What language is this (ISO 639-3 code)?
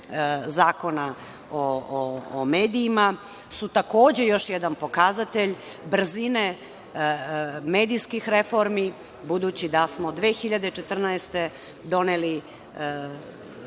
srp